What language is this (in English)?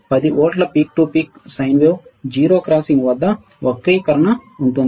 Telugu